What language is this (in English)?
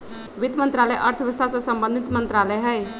Magahi